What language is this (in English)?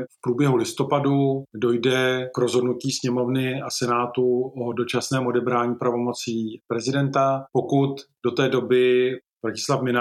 Czech